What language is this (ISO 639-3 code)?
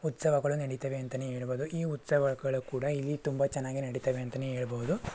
kan